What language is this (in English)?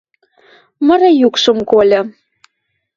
Western Mari